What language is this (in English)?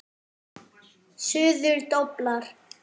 Icelandic